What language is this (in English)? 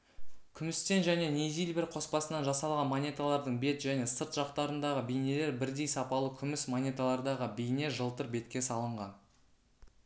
Kazakh